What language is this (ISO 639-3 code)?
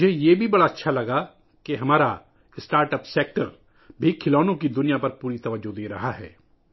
urd